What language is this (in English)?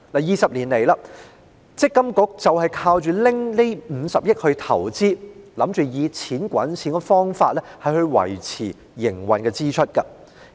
Cantonese